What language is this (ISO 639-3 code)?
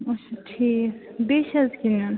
kas